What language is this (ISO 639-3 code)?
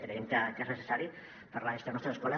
cat